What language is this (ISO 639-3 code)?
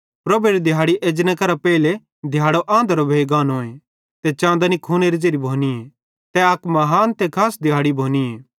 bhd